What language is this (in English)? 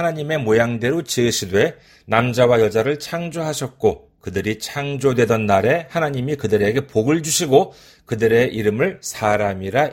Korean